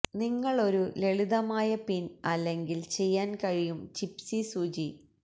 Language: Malayalam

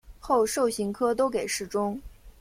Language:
Chinese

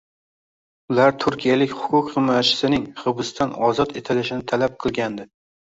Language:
Uzbek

